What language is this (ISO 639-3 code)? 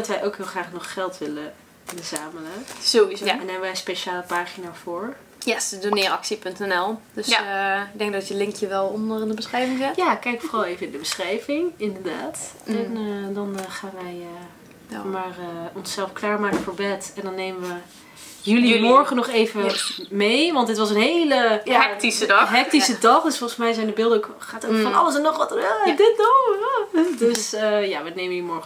nld